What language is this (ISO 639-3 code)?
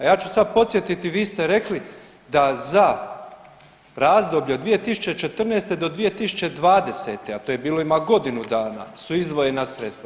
hrv